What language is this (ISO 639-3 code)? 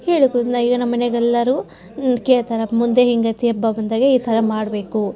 kan